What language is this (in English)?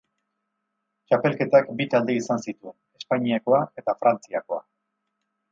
Basque